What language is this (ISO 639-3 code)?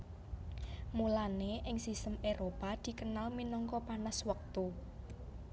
jav